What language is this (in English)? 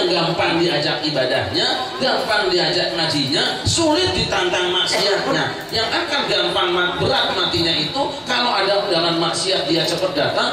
Indonesian